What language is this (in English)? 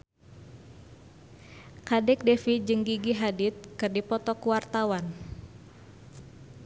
Sundanese